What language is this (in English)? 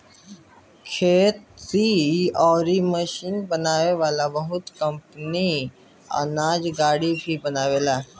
Bhojpuri